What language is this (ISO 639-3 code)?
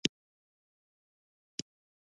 pus